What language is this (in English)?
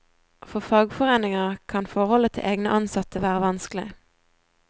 Norwegian